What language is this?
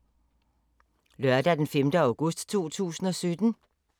Danish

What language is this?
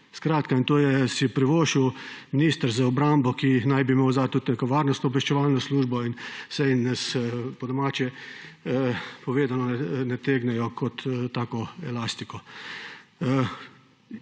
Slovenian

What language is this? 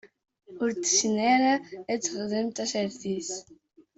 Kabyle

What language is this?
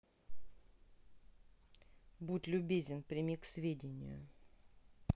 Russian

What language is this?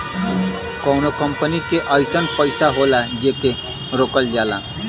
Bhojpuri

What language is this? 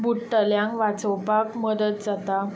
Konkani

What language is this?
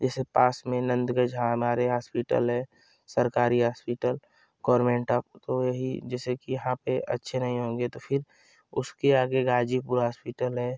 Hindi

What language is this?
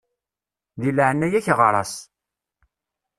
Kabyle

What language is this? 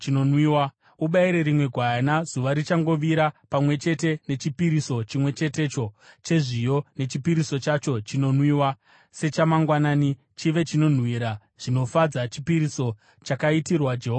Shona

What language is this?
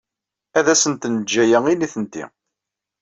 Kabyle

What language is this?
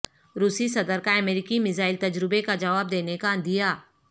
Urdu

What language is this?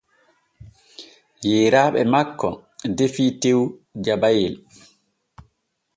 Borgu Fulfulde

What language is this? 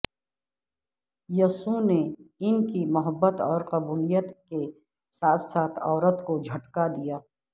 Urdu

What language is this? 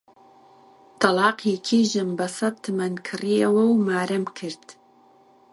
Central Kurdish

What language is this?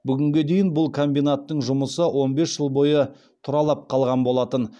Kazakh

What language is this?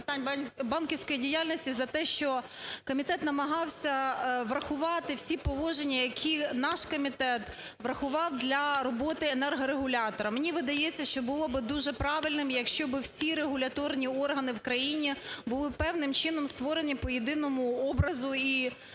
Ukrainian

